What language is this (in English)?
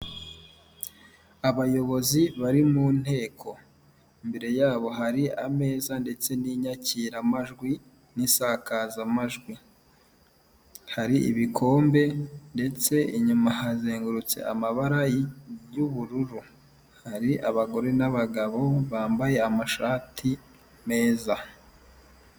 Kinyarwanda